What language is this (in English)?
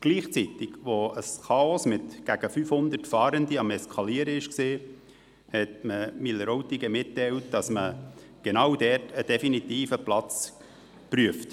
Swiss German